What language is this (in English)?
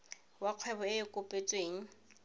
Tswana